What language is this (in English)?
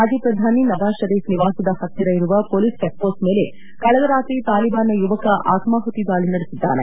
Kannada